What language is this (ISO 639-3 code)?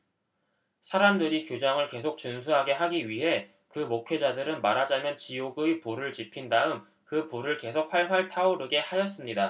kor